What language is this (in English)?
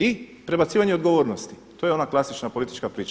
Croatian